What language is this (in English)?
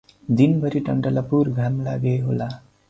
Nepali